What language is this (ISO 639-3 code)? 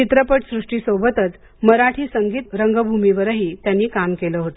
mar